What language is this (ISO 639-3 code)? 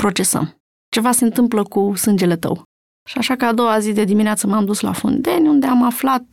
ron